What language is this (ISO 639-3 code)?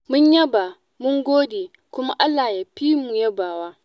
hau